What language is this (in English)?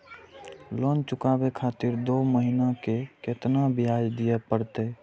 Maithili